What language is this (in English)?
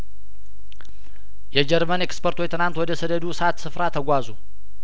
Amharic